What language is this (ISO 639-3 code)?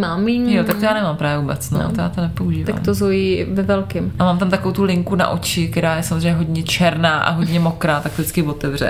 ces